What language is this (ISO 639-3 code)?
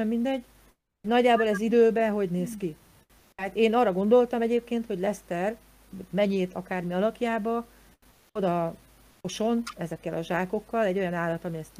hun